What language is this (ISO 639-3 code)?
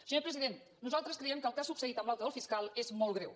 cat